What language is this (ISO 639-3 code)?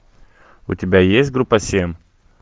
rus